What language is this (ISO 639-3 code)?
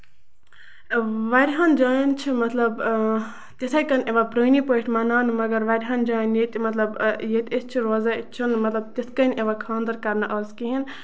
kas